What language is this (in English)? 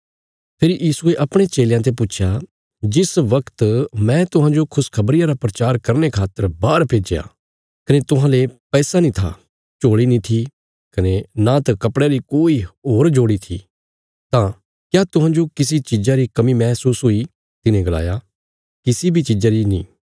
Bilaspuri